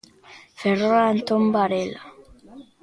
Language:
Galician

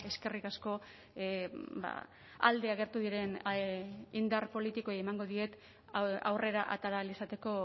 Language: Basque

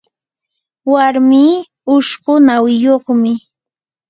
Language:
Yanahuanca Pasco Quechua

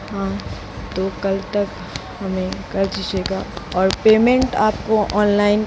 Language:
Hindi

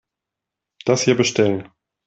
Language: German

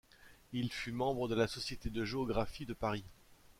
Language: French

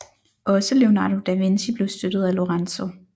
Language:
Danish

